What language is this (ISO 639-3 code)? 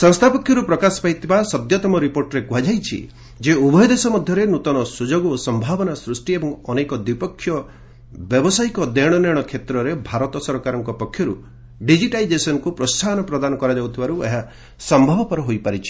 ori